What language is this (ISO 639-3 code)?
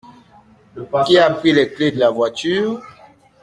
fra